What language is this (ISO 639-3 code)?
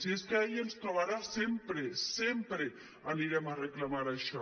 cat